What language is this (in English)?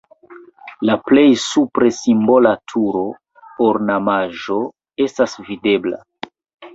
Esperanto